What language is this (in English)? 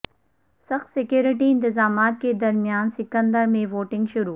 Urdu